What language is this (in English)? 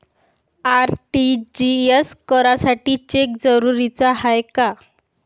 Marathi